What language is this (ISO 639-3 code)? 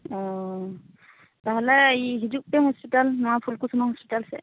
sat